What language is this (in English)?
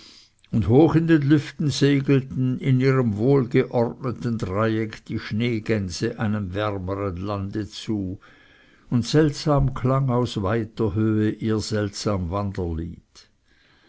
German